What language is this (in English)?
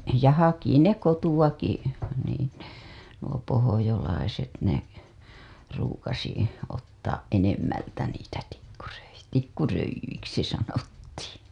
Finnish